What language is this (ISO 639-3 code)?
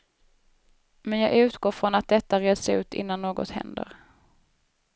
swe